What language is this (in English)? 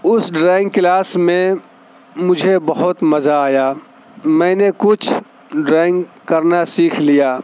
Urdu